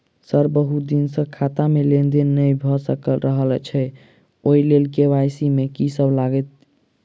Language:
Maithili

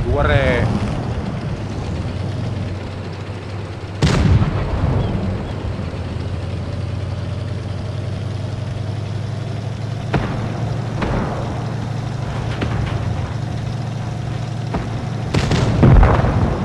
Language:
Indonesian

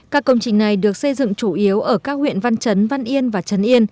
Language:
Vietnamese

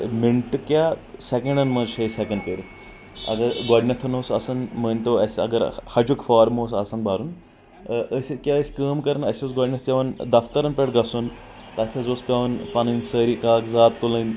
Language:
Kashmiri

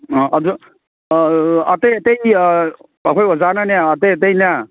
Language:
Manipuri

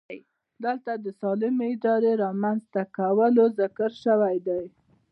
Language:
Pashto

